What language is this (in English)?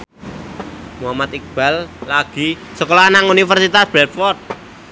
Javanese